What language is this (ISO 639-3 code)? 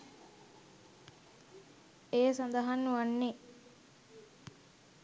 sin